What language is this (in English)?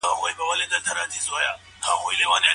Pashto